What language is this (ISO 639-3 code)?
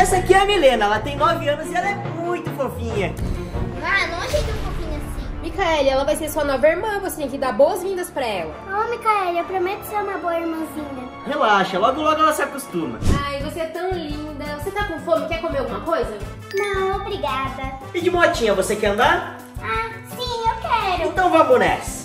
por